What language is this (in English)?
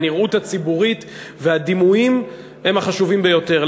Hebrew